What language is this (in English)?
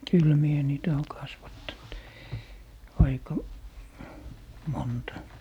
Finnish